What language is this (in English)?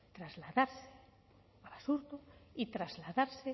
Spanish